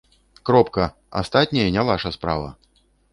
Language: Belarusian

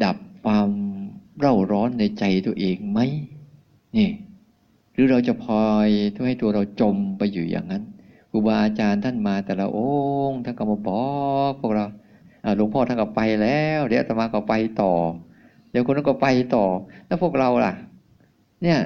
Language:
Thai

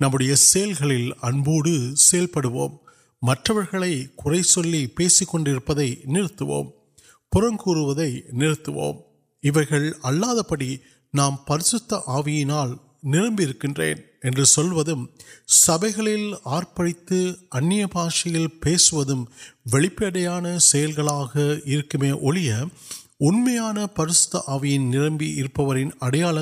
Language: Urdu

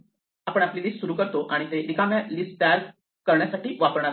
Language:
Marathi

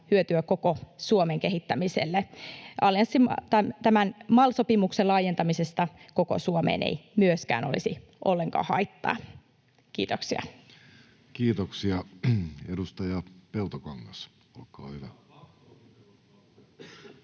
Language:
Finnish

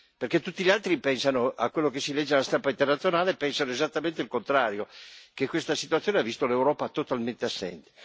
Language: Italian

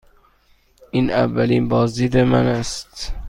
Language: Persian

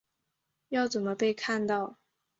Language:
Chinese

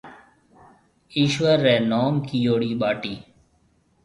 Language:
Marwari (Pakistan)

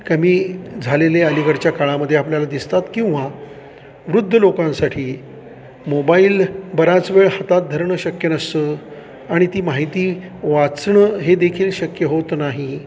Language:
Marathi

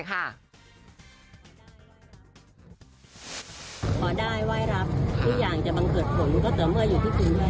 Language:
Thai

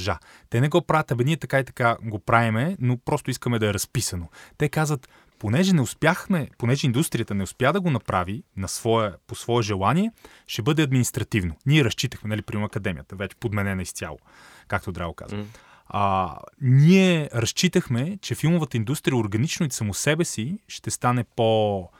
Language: Bulgarian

